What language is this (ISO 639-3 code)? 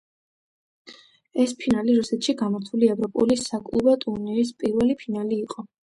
kat